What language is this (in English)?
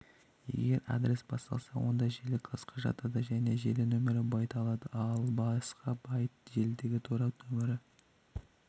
Kazakh